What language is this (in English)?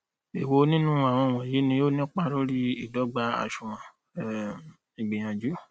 Yoruba